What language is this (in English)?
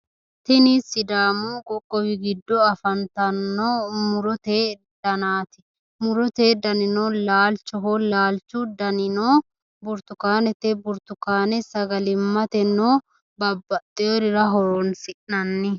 Sidamo